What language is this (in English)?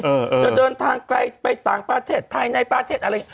Thai